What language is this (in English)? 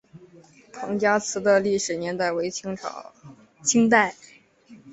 Chinese